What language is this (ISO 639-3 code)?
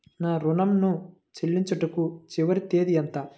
tel